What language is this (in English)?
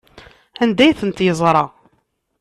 Kabyle